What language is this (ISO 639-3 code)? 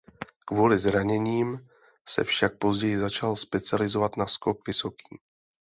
ces